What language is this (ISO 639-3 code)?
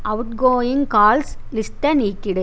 tam